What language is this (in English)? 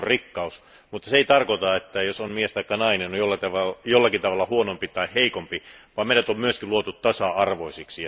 Finnish